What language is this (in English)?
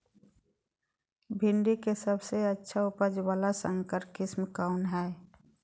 Magahi